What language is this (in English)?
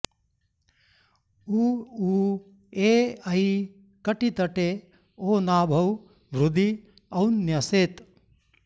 Sanskrit